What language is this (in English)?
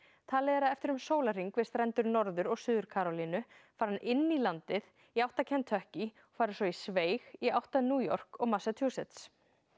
Icelandic